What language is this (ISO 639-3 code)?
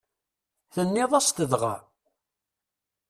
kab